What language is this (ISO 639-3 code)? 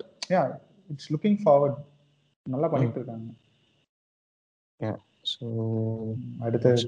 tam